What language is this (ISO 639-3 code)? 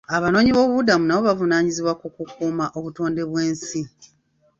lug